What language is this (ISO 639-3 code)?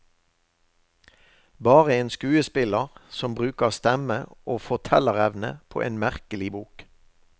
nor